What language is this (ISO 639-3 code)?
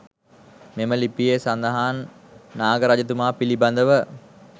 sin